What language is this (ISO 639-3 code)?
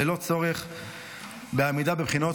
heb